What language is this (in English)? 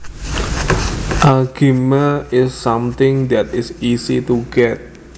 Javanese